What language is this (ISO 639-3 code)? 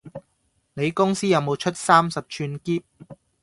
yue